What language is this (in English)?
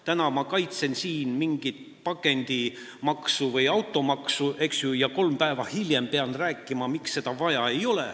Estonian